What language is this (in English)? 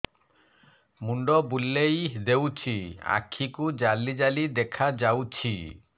Odia